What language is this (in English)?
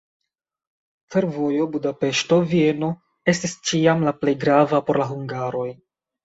Esperanto